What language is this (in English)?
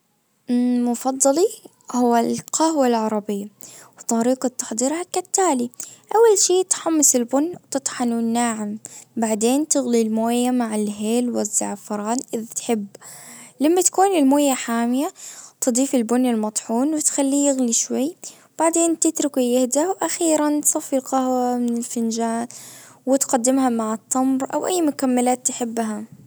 Najdi Arabic